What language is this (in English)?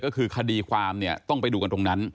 Thai